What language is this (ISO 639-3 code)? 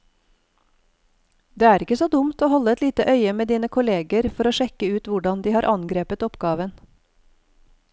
nor